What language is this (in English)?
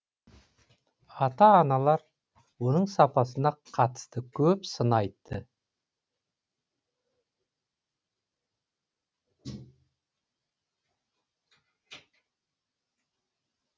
Kazakh